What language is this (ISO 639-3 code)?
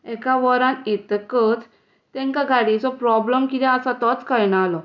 kok